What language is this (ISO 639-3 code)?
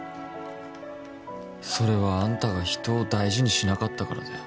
jpn